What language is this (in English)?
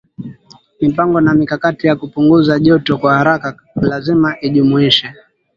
Swahili